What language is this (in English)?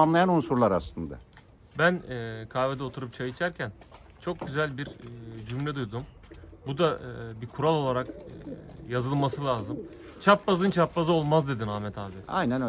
Turkish